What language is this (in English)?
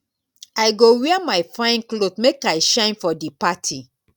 Nigerian Pidgin